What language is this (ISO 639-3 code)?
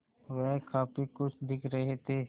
hin